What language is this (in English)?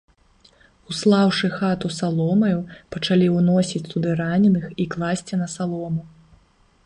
Belarusian